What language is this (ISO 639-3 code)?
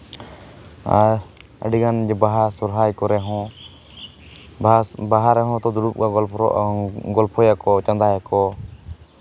sat